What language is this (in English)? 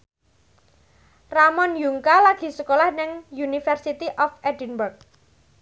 Javanese